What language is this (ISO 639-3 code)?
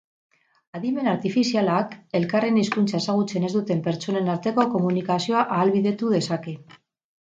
eus